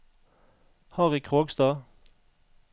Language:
Norwegian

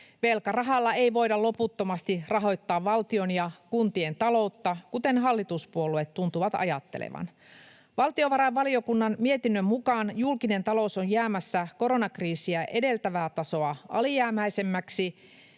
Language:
Finnish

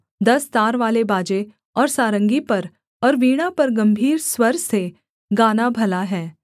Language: Hindi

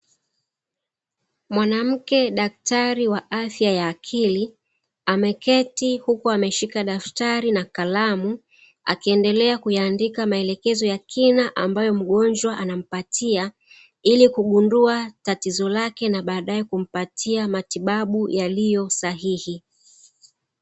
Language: Swahili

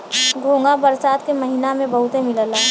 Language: Bhojpuri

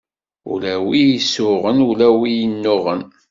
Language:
Kabyle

